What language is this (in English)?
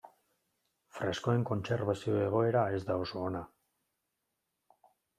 Basque